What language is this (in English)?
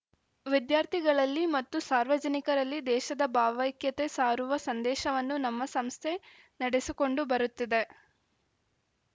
Kannada